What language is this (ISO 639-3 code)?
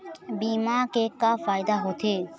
hne